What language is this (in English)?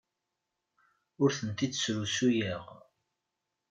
Kabyle